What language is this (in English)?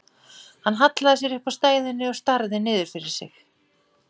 Icelandic